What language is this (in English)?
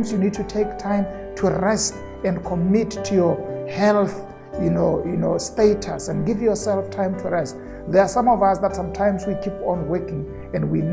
English